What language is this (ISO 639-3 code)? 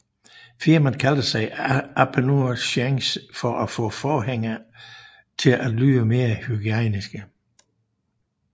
dan